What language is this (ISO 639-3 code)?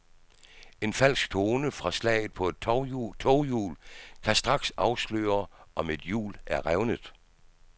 dan